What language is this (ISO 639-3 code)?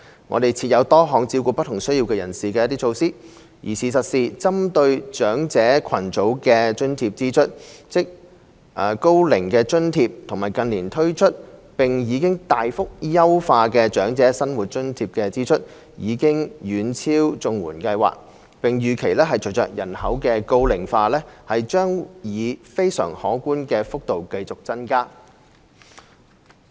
yue